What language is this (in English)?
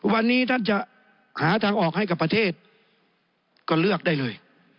Thai